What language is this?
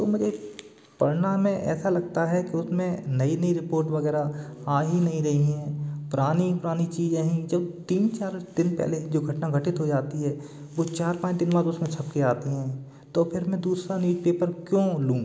Hindi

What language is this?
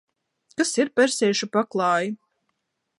Latvian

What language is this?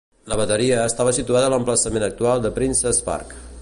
Catalan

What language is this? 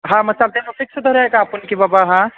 Marathi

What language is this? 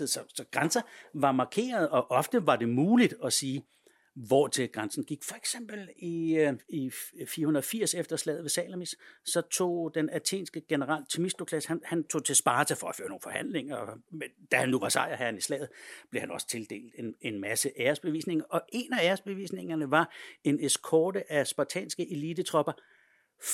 Danish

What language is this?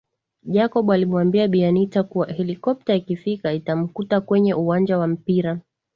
Swahili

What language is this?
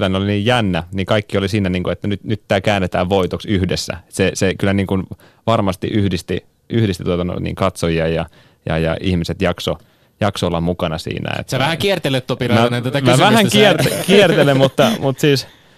Finnish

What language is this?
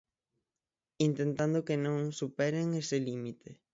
Galician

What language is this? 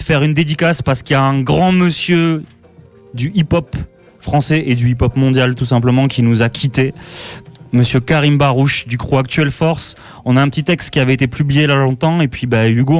French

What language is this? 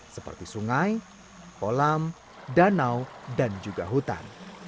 Indonesian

